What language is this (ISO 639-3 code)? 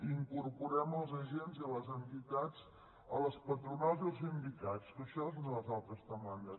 cat